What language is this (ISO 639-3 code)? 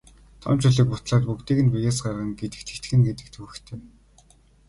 mon